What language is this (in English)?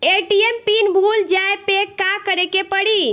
Bhojpuri